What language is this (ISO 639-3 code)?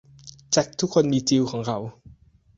tha